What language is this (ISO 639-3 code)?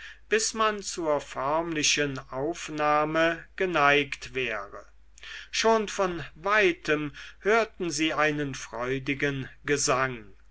deu